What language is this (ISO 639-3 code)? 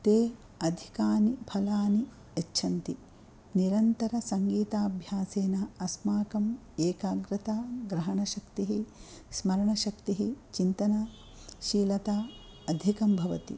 san